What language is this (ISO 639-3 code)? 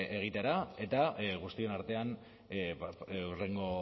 eus